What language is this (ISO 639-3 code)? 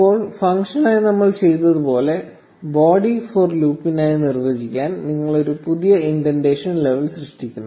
mal